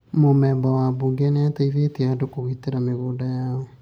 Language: Kikuyu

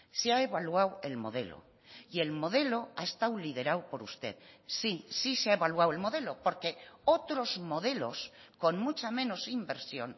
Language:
Spanish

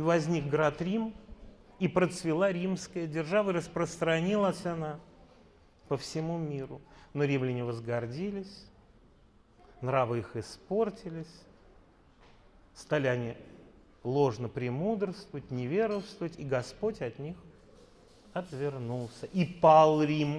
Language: Russian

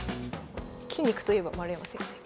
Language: Japanese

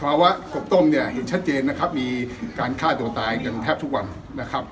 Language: Thai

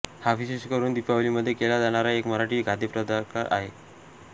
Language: Marathi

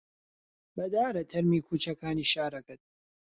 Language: Central Kurdish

